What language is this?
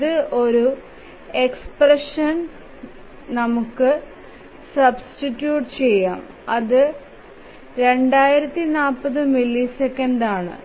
Malayalam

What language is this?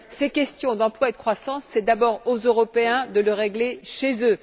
French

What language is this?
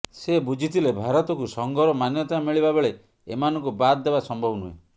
Odia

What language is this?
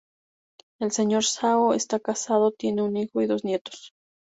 Spanish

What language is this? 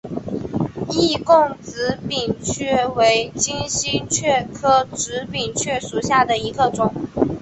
Chinese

